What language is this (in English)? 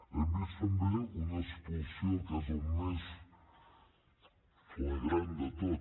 Catalan